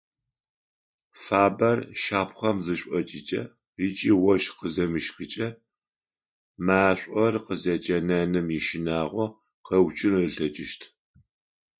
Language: Adyghe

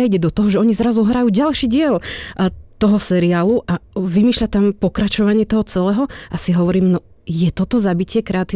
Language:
Slovak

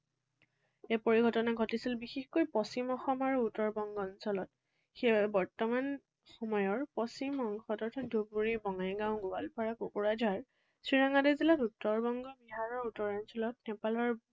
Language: Assamese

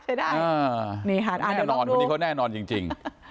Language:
Thai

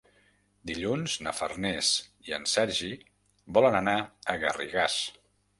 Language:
Catalan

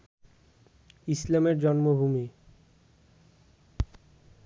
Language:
Bangla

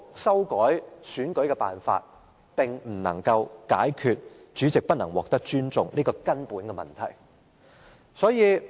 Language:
Cantonese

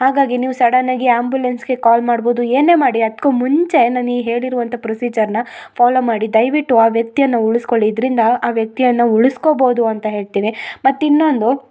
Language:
Kannada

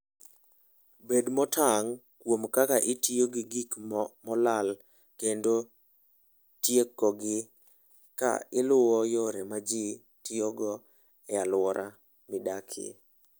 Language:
Luo (Kenya and Tanzania)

